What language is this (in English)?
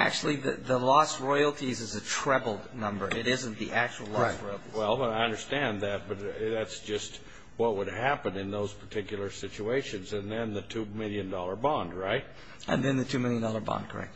English